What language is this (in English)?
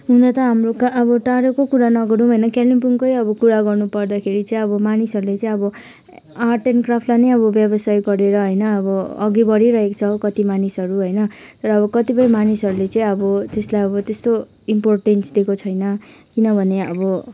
Nepali